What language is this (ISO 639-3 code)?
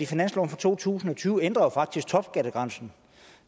dan